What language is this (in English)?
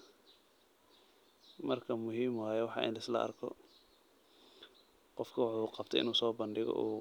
Somali